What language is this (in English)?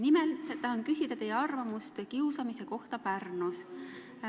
Estonian